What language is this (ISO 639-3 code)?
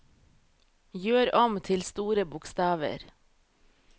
nor